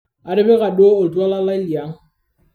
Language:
Masai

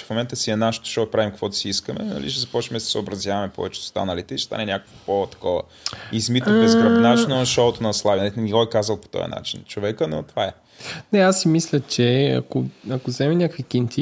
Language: Bulgarian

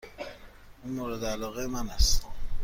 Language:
Persian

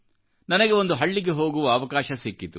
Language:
Kannada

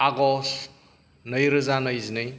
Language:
Bodo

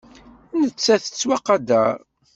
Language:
Kabyle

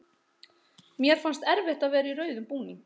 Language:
Icelandic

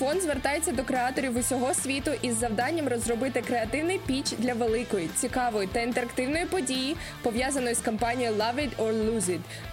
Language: Ukrainian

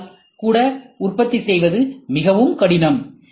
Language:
Tamil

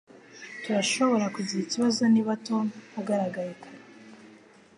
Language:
Kinyarwanda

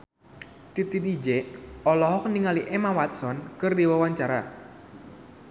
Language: Sundanese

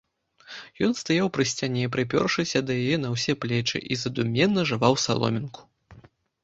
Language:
Belarusian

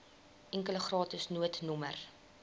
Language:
Afrikaans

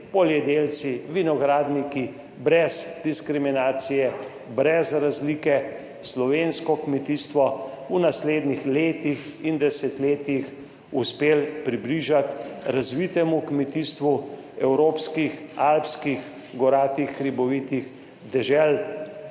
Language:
Slovenian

